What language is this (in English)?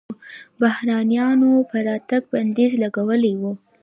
Pashto